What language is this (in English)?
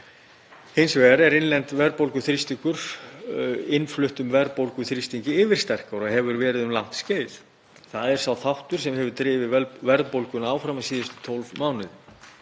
Icelandic